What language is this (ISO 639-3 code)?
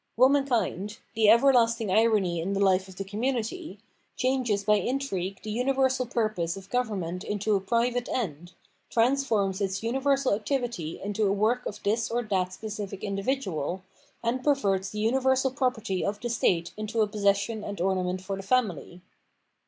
eng